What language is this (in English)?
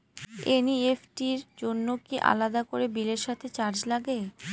Bangla